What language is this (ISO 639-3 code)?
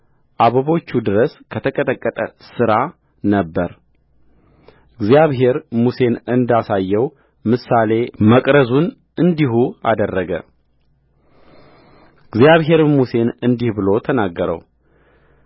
amh